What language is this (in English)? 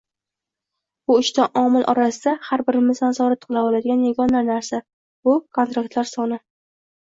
Uzbek